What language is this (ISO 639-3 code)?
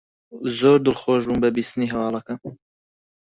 ckb